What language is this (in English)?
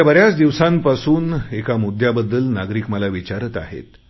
Marathi